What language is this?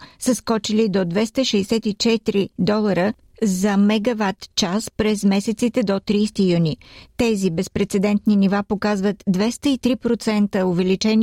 Bulgarian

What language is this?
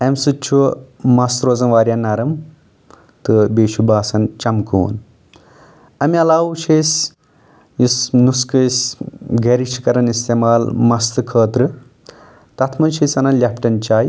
Kashmiri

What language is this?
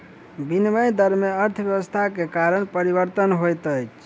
Maithili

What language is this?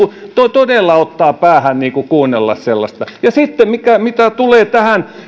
Finnish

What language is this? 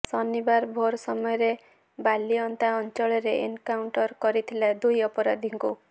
Odia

